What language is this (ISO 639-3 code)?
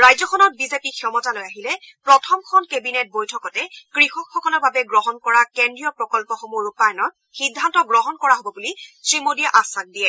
asm